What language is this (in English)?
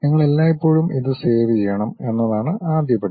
Malayalam